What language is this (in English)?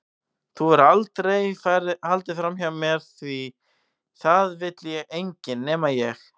Icelandic